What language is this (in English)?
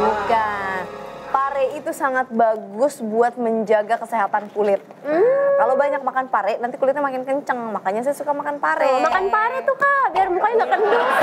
Indonesian